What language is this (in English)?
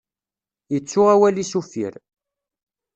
Kabyle